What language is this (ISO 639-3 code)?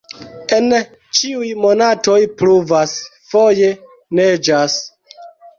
epo